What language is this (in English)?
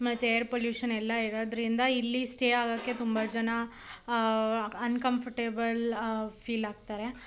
Kannada